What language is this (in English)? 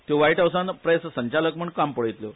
Konkani